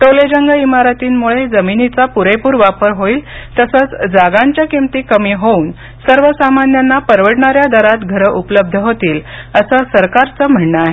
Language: Marathi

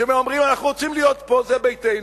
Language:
Hebrew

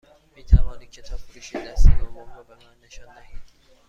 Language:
Persian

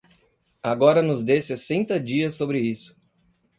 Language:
Portuguese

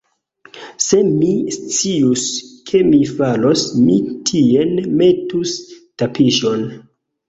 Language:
Esperanto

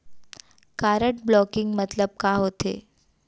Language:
Chhattisgarhi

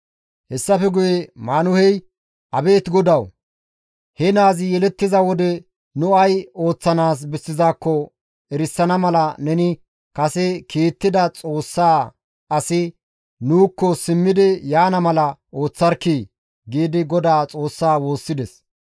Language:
Gamo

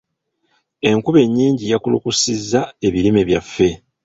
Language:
Ganda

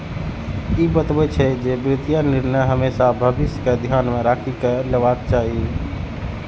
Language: Maithili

